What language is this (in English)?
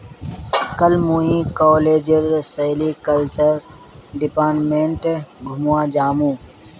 Magahi